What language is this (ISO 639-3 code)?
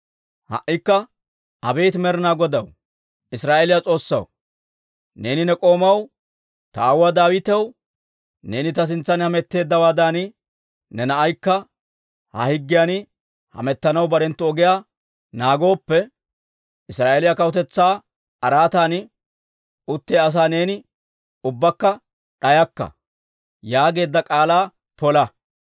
dwr